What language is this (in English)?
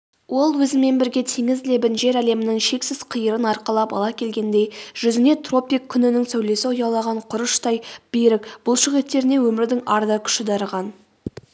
Kazakh